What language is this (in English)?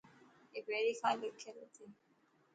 Dhatki